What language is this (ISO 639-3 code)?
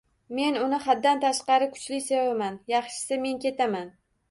uzb